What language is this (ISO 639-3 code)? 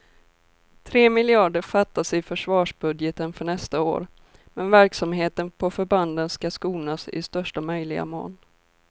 swe